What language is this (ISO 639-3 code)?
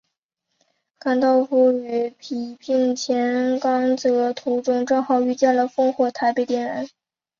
zho